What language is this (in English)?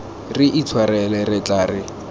Tswana